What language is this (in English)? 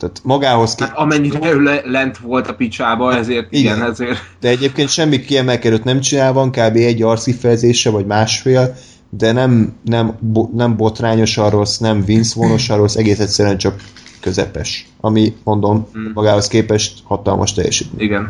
Hungarian